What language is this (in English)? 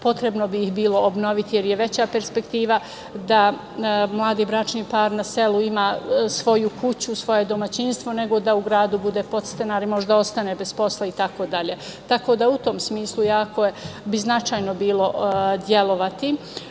Serbian